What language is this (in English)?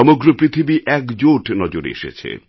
Bangla